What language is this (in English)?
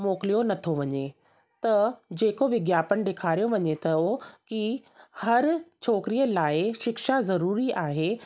Sindhi